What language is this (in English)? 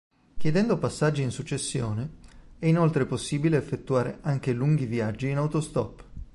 Italian